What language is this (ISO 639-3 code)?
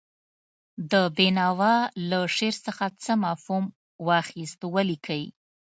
pus